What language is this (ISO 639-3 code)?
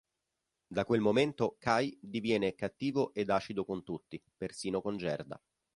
ita